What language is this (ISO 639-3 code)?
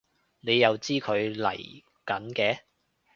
yue